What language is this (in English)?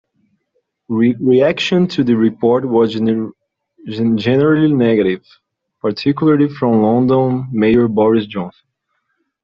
English